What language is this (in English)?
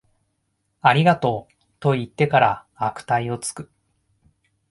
Japanese